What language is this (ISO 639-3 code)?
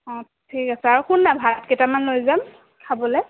asm